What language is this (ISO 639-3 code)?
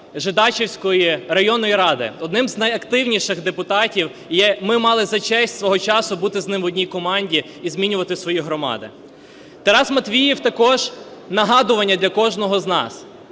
ukr